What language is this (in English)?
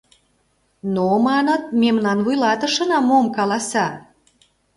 Mari